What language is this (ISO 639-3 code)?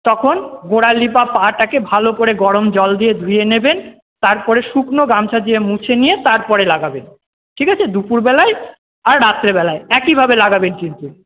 ben